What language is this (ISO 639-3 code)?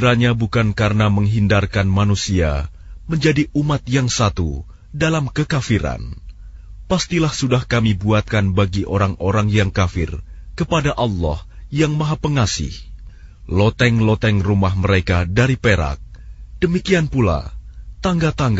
ara